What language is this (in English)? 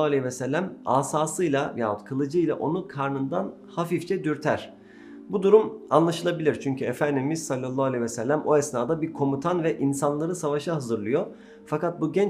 Turkish